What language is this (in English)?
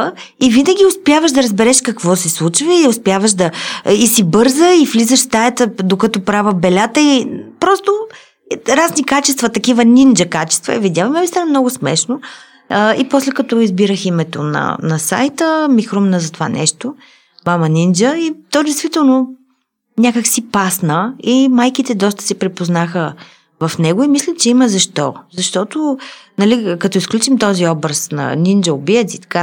Bulgarian